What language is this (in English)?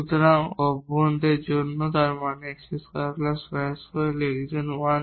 Bangla